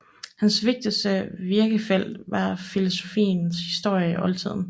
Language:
Danish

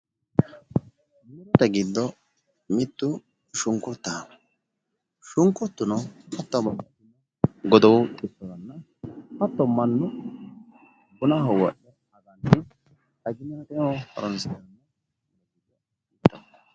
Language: Sidamo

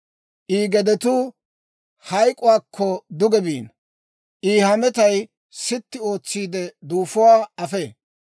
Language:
Dawro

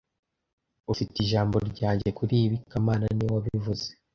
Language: Kinyarwanda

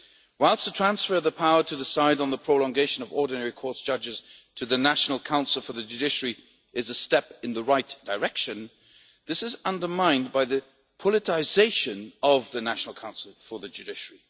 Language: English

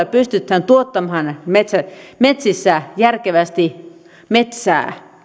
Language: Finnish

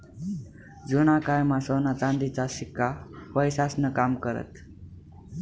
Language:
Marathi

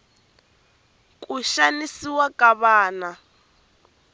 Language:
Tsonga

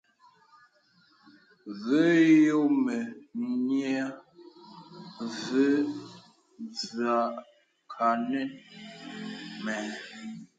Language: Bebele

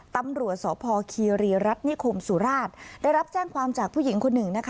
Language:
Thai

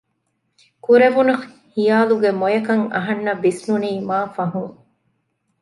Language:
Divehi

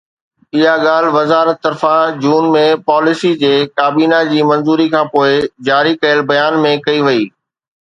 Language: Sindhi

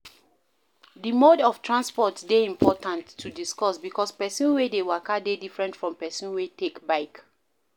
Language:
Nigerian Pidgin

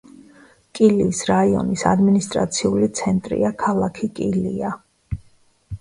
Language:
Georgian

